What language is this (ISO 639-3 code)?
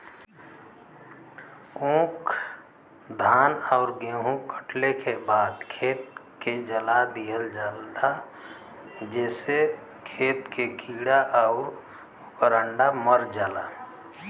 bho